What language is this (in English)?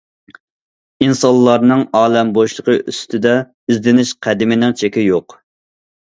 Uyghur